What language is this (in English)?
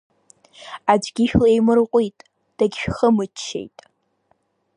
Abkhazian